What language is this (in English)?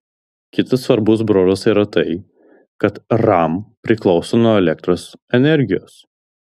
Lithuanian